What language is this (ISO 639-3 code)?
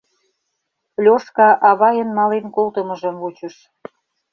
chm